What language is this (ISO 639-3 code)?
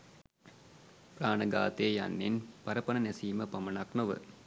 sin